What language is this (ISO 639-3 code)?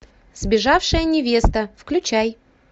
rus